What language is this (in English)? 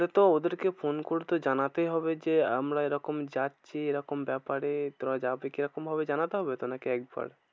Bangla